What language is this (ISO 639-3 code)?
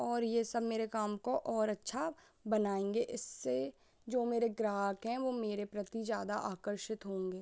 hin